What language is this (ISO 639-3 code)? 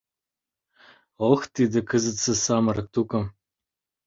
chm